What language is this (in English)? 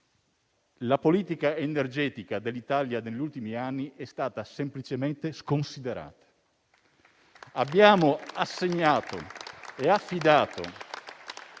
Italian